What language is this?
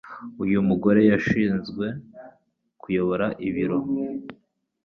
Kinyarwanda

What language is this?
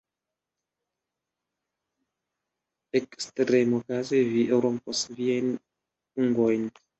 Esperanto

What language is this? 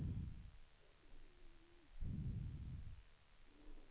Swedish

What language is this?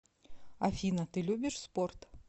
Russian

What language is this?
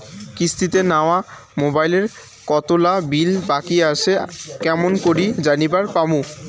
Bangla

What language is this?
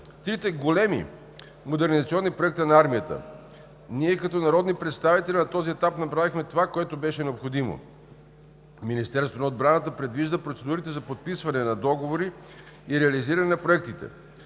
Bulgarian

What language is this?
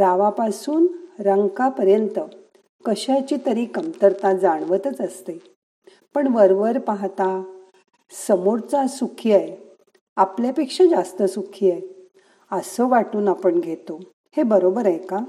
Marathi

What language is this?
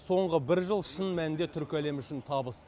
Kazakh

